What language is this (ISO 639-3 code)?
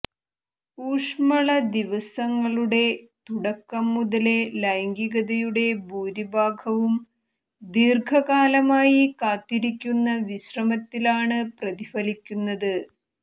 mal